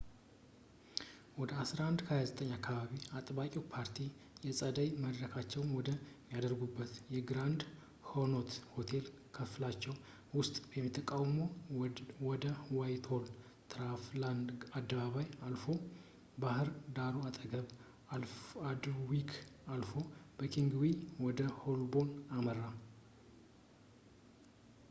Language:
Amharic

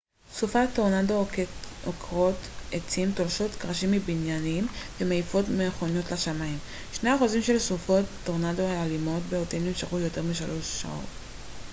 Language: Hebrew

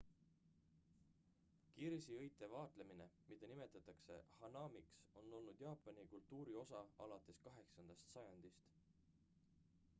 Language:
Estonian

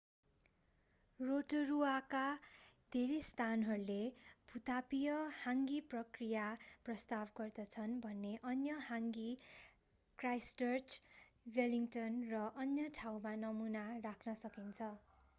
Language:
Nepali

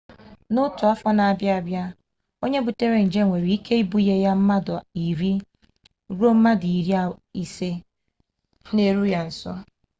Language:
Igbo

